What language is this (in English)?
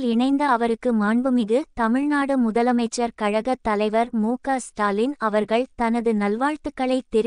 Turkish